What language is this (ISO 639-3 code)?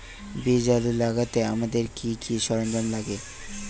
ben